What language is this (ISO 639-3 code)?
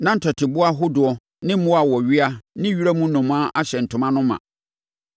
aka